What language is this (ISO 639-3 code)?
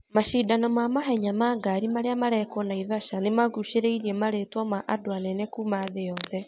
kik